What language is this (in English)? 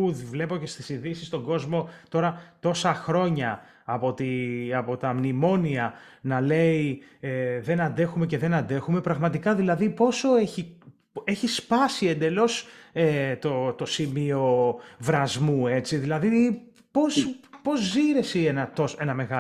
Greek